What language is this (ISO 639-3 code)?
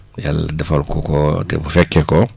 wol